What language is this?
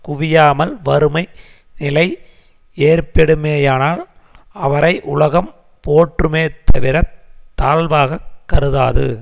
Tamil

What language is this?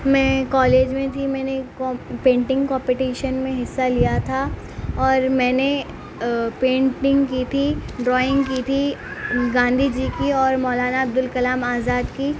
Urdu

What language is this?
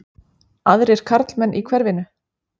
Icelandic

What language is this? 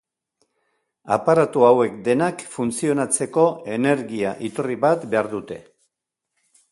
Basque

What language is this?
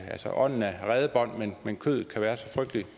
Danish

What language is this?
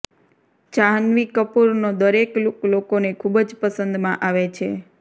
Gujarati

